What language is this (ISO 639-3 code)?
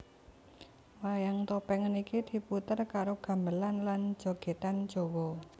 jav